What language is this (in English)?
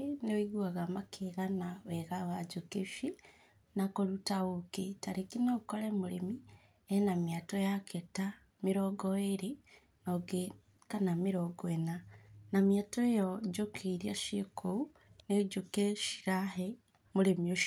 Kikuyu